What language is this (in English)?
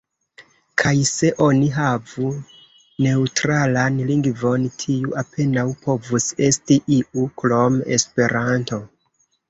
Esperanto